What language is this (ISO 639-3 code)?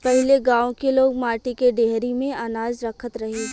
bho